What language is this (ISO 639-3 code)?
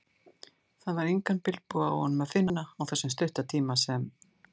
isl